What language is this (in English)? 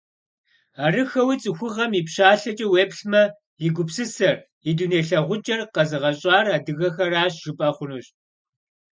Kabardian